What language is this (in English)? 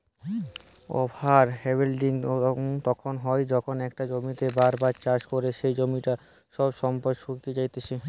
Bangla